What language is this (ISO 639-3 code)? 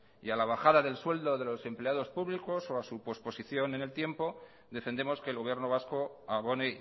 spa